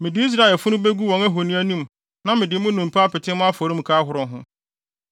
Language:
Akan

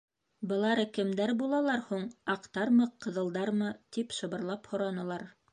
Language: Bashkir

